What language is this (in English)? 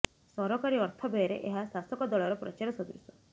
Odia